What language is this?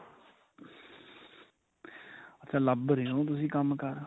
Punjabi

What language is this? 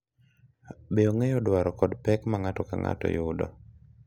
Luo (Kenya and Tanzania)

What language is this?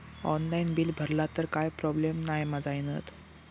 Marathi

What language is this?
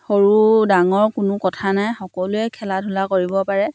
Assamese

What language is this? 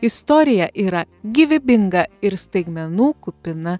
Lithuanian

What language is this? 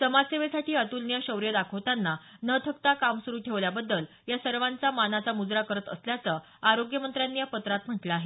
Marathi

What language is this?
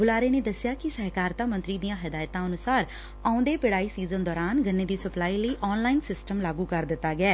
Punjabi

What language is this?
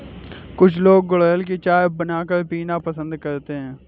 Hindi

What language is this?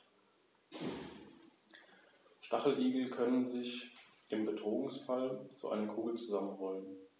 German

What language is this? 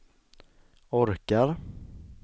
Swedish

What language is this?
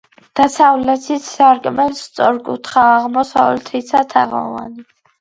Georgian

